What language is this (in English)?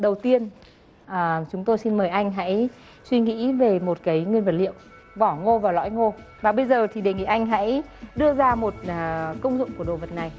Vietnamese